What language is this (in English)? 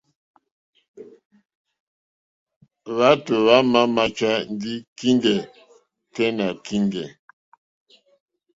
Mokpwe